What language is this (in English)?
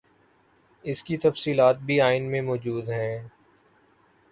Urdu